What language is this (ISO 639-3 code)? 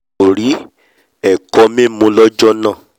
yor